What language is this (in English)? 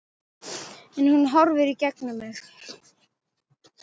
Icelandic